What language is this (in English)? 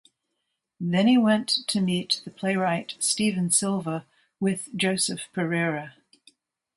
English